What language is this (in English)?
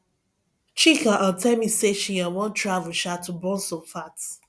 Nigerian Pidgin